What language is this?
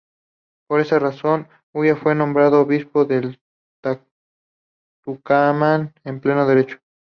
Spanish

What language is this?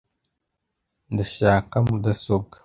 Kinyarwanda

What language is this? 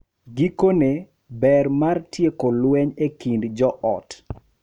Luo (Kenya and Tanzania)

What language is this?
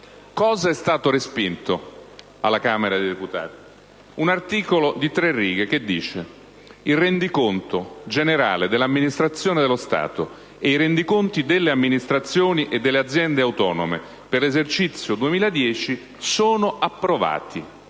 Italian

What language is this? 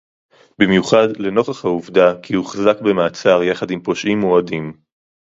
Hebrew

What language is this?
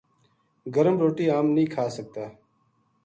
Gujari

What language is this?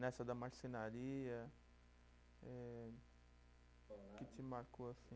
Portuguese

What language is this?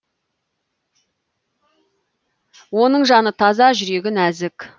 Kazakh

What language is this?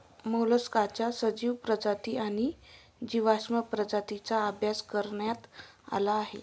Marathi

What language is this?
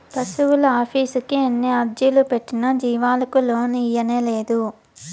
Telugu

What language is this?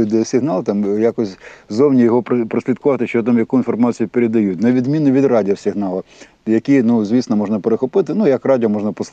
Ukrainian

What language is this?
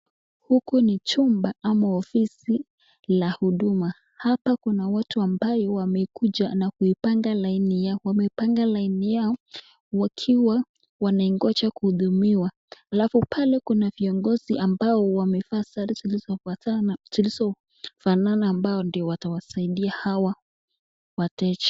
Swahili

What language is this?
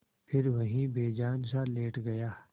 Hindi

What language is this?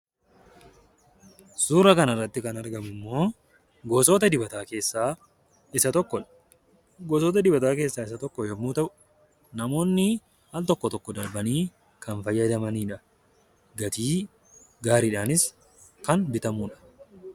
Oromo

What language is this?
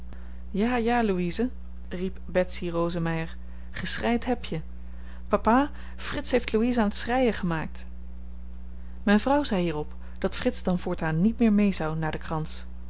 Dutch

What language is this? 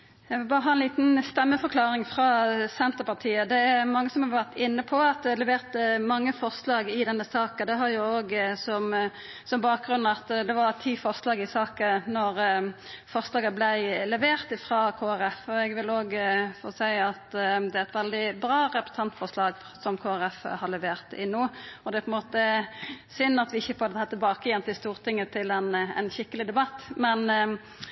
Norwegian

